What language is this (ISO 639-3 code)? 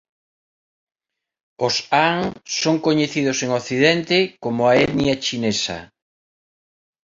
glg